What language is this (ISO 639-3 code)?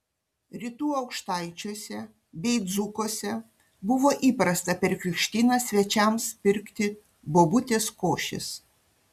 lit